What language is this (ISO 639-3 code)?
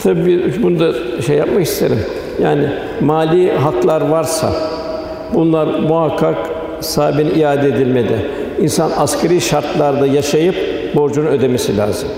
tur